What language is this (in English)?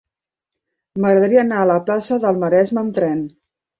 Catalan